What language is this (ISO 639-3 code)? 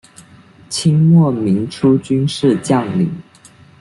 zho